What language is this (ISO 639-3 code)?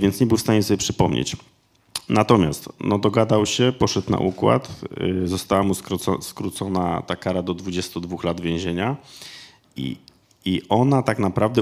pol